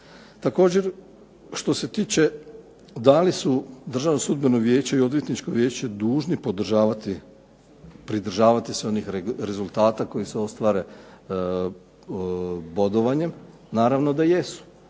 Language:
Croatian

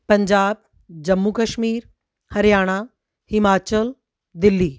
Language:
Punjabi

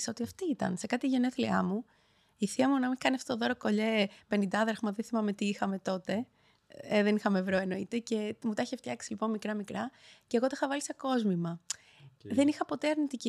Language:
Greek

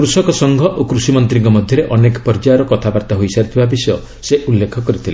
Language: Odia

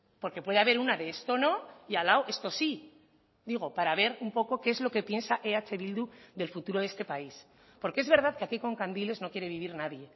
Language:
Spanish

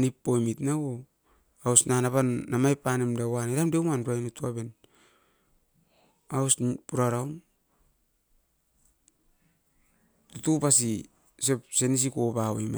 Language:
Askopan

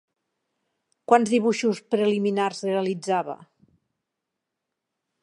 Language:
Catalan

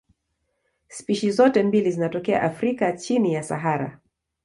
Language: Swahili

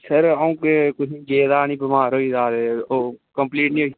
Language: Dogri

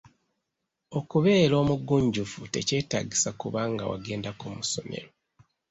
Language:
Ganda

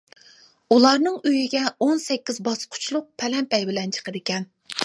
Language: Uyghur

